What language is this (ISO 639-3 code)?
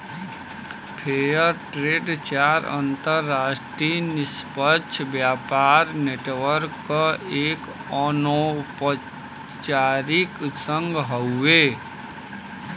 bho